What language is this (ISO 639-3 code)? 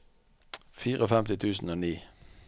nor